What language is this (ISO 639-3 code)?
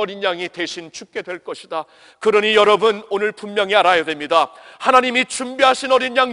kor